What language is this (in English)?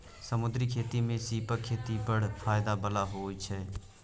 Maithili